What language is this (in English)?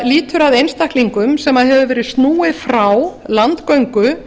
Icelandic